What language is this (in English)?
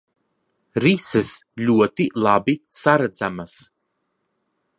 Latvian